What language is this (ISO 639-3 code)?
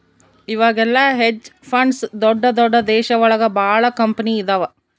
kan